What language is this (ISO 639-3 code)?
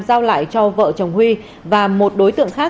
vie